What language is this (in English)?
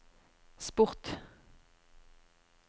Norwegian